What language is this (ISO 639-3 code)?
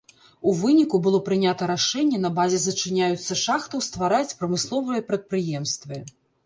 bel